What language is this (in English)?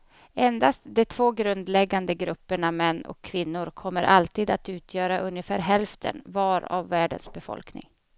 Swedish